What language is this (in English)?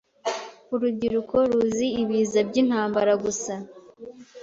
Kinyarwanda